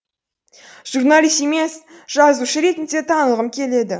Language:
Kazakh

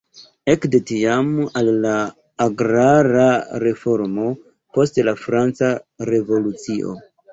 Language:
Esperanto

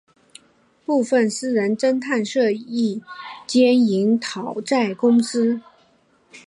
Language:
Chinese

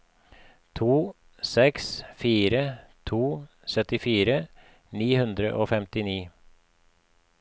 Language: Norwegian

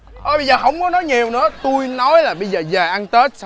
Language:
Vietnamese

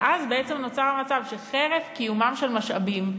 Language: Hebrew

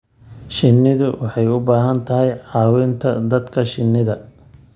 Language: Somali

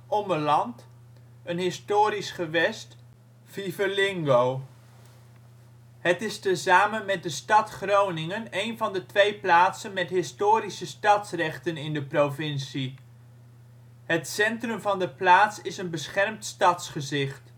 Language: Dutch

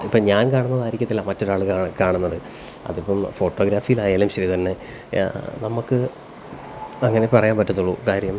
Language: Malayalam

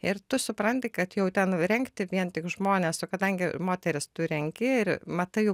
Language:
Lithuanian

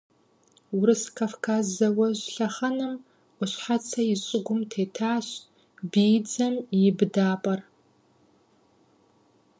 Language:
Kabardian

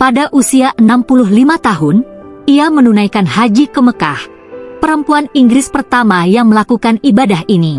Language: Indonesian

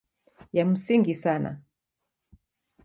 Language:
Swahili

